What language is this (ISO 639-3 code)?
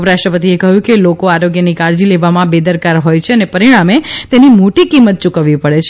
guj